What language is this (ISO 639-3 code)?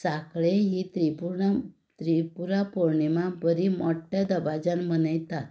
kok